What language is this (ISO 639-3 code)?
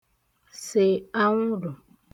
ibo